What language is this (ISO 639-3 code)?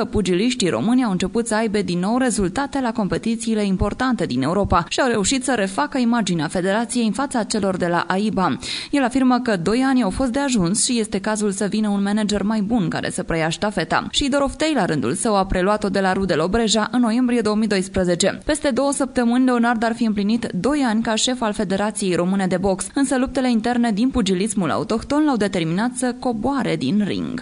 ron